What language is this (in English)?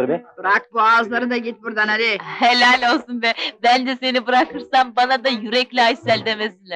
Turkish